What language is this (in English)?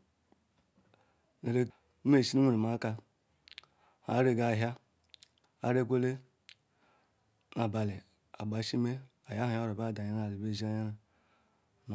Ikwere